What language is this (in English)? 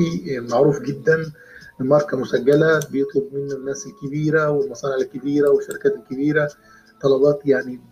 Arabic